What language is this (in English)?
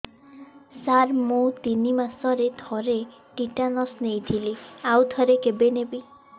Odia